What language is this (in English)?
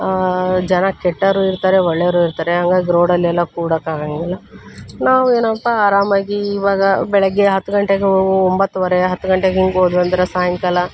Kannada